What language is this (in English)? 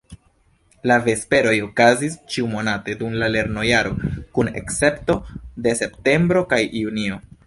Esperanto